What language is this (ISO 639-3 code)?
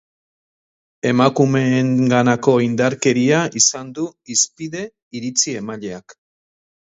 eus